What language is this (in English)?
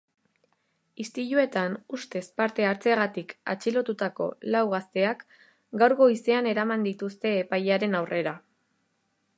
Basque